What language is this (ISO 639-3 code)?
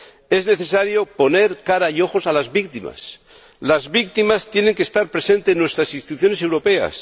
spa